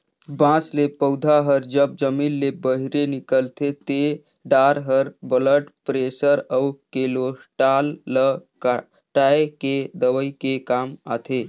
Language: Chhattisgarhi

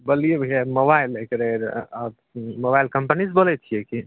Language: Maithili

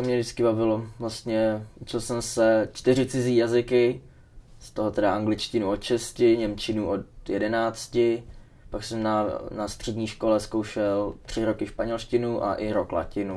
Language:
Czech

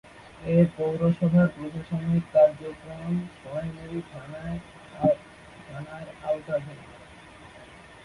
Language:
Bangla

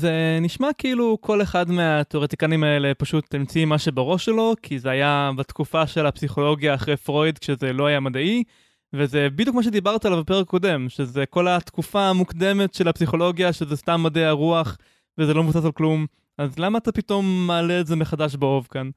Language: Hebrew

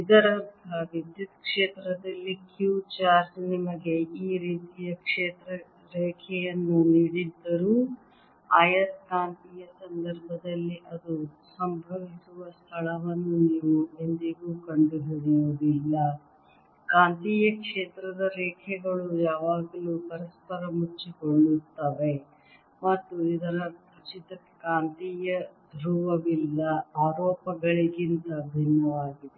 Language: Kannada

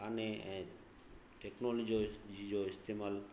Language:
Sindhi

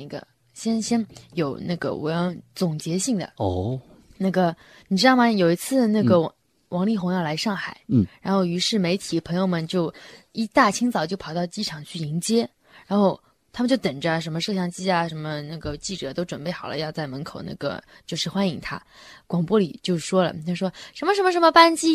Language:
Chinese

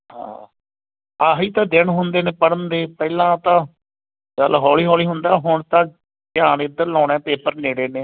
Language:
Punjabi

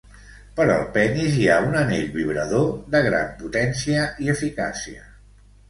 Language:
Catalan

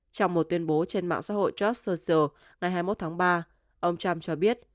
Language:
Vietnamese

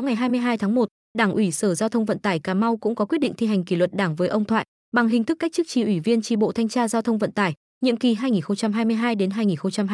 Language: Vietnamese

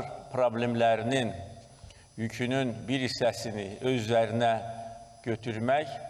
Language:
Turkish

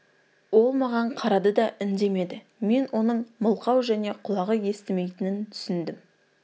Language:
Kazakh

